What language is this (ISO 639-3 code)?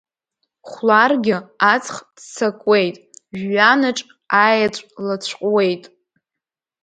abk